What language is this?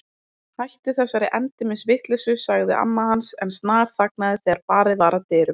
Icelandic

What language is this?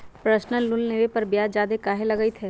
Magahi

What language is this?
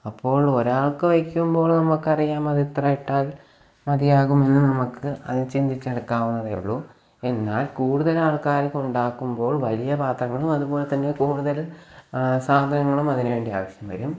Malayalam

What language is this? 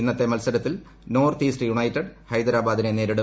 Malayalam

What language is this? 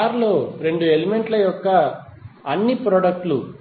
Telugu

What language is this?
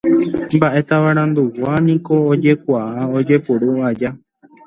Guarani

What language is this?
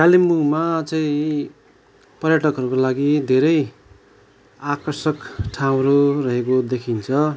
Nepali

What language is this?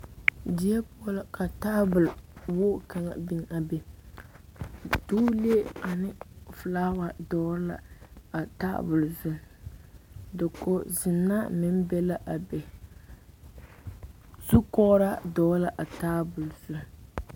Southern Dagaare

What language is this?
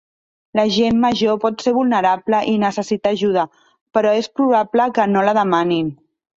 Catalan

